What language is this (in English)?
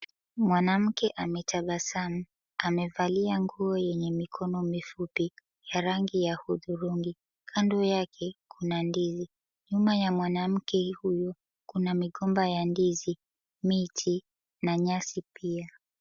Swahili